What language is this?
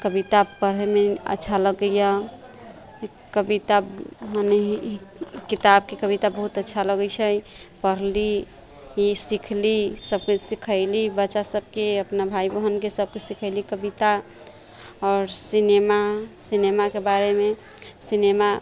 Maithili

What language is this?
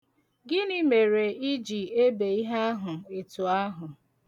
Igbo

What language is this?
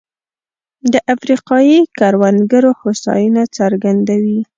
Pashto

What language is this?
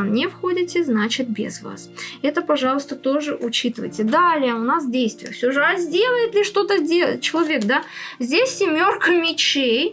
Russian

